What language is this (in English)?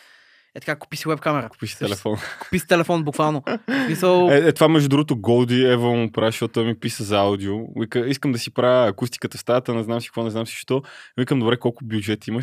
Bulgarian